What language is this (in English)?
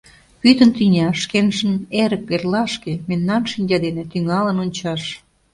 Mari